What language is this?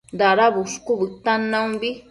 Matsés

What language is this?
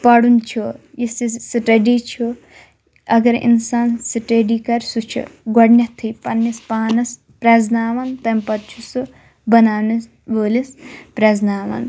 Kashmiri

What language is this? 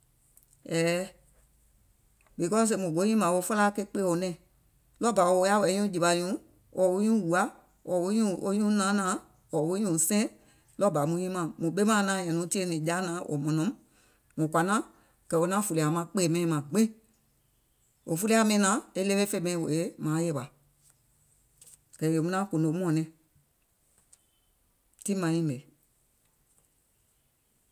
Gola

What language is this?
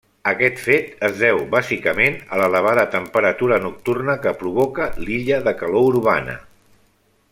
Catalan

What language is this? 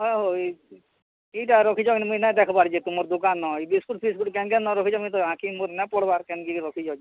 Odia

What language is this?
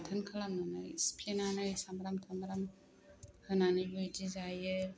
Bodo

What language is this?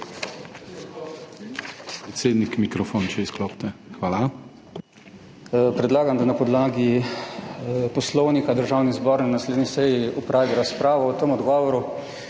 Slovenian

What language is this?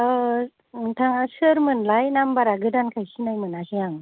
Bodo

